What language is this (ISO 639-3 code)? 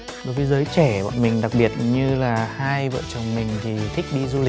vie